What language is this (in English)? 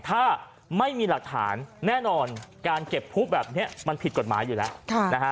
Thai